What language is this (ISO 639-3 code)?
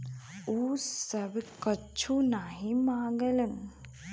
bho